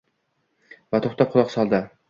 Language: Uzbek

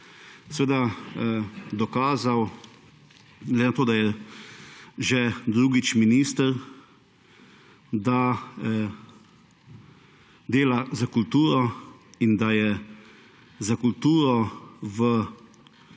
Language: Slovenian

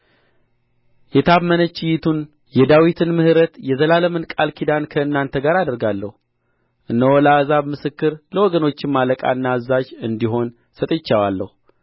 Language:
Amharic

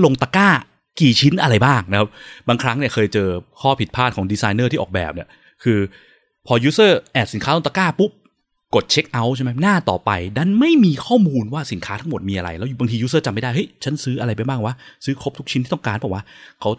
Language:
Thai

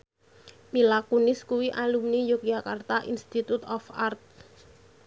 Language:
Javanese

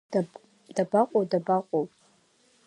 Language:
Abkhazian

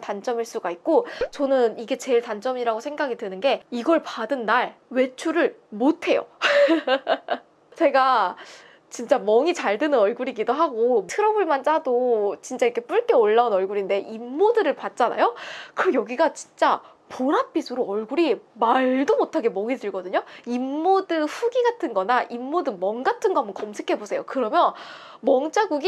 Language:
Korean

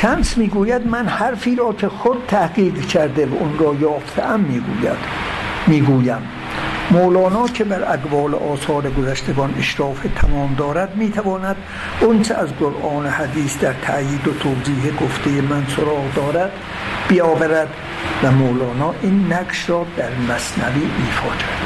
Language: Persian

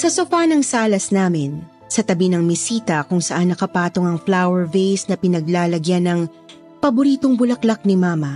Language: Filipino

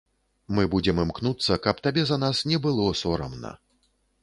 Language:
Belarusian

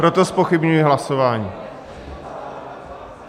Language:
Czech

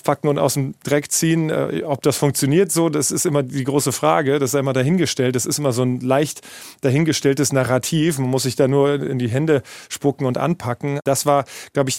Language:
German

